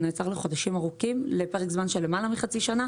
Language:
Hebrew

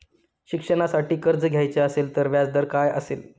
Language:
Marathi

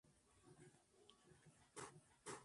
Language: Spanish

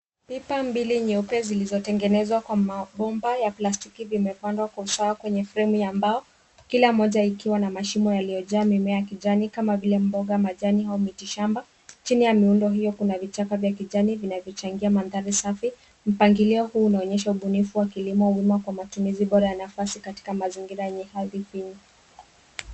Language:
Swahili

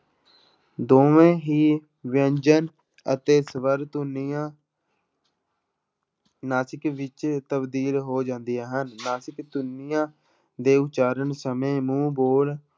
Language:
Punjabi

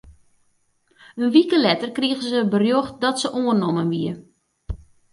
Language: Western Frisian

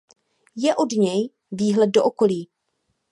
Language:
Czech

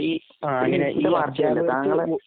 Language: Malayalam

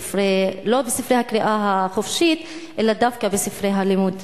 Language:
Hebrew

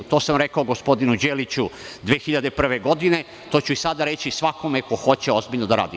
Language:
Serbian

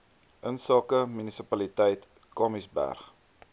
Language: Afrikaans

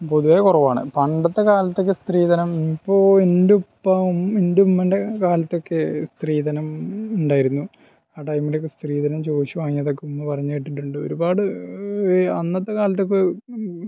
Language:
Malayalam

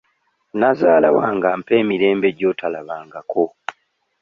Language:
Ganda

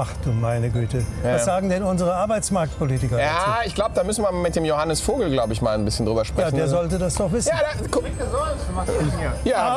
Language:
German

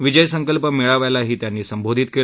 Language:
Marathi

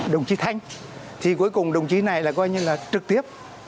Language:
Vietnamese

